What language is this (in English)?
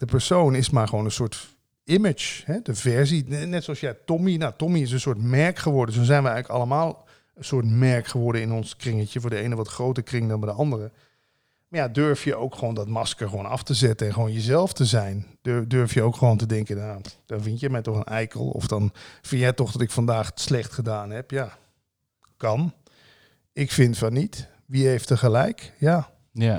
Dutch